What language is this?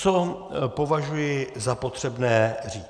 Czech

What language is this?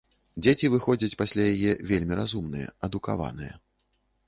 Belarusian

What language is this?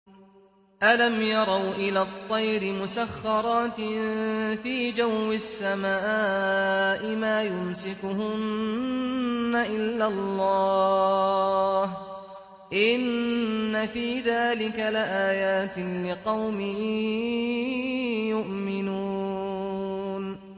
Arabic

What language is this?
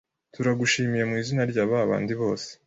Kinyarwanda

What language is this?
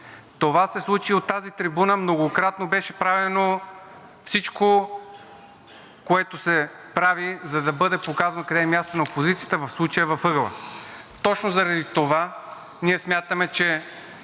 Bulgarian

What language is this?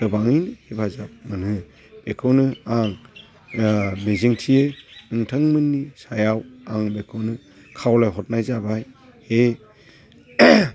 Bodo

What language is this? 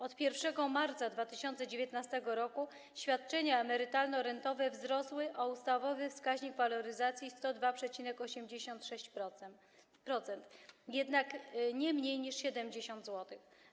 Polish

